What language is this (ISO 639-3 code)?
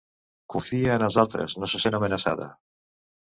cat